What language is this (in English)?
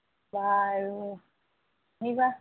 Assamese